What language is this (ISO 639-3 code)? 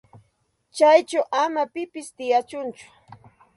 qxt